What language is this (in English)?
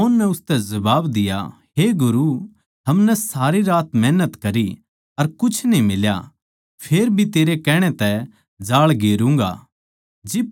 Haryanvi